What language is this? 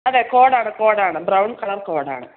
Malayalam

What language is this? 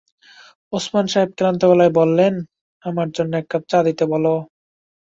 Bangla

